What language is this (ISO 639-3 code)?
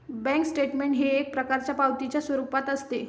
mar